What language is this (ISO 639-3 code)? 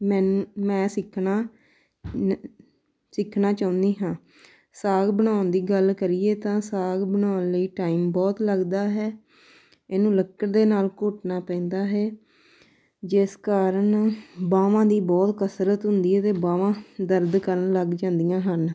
pan